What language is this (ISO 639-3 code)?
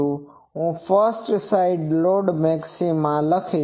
guj